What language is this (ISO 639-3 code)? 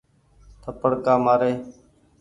gig